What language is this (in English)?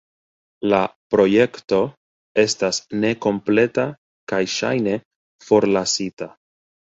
Esperanto